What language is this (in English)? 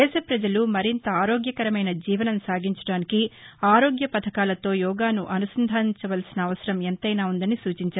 Telugu